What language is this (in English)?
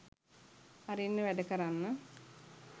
Sinhala